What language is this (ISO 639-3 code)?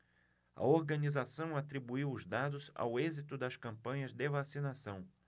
por